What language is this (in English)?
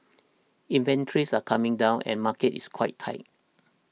English